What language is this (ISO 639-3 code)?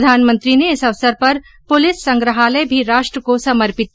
hin